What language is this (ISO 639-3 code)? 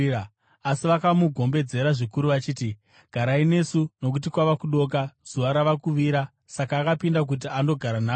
sna